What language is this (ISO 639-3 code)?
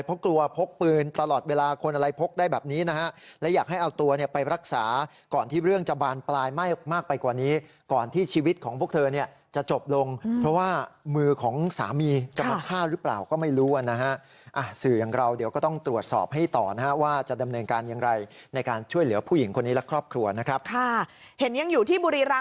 tha